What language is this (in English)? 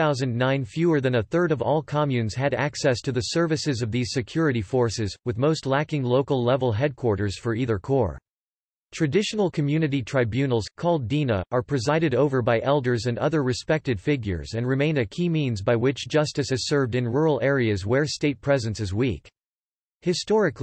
English